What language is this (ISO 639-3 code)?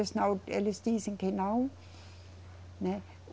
por